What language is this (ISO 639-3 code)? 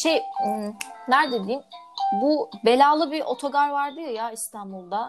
tur